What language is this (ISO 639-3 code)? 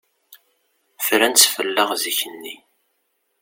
kab